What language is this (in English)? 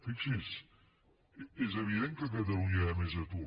Catalan